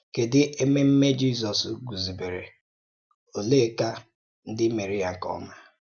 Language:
Igbo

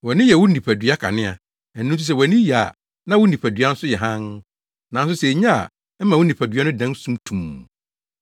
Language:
Akan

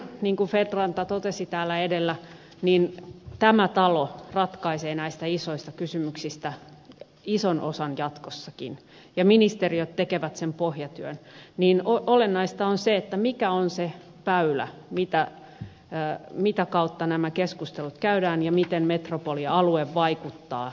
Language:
Finnish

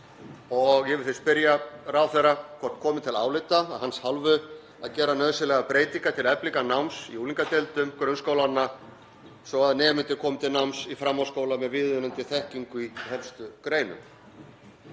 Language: Icelandic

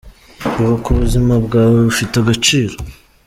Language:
Kinyarwanda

